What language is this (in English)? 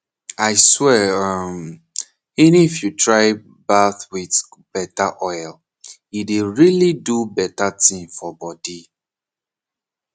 Nigerian Pidgin